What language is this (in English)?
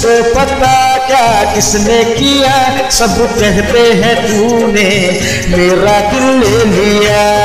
Hindi